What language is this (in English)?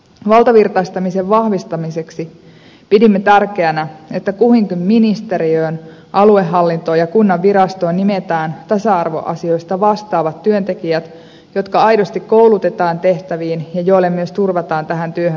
Finnish